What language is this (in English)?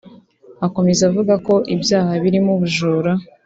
Kinyarwanda